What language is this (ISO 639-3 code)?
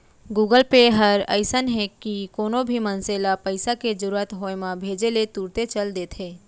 hne